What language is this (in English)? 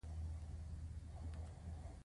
Pashto